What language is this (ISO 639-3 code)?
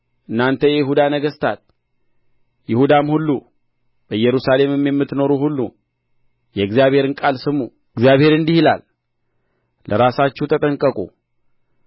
amh